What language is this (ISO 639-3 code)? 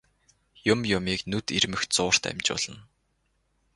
mon